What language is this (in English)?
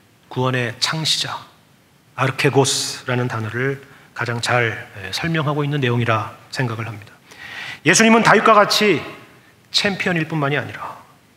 Korean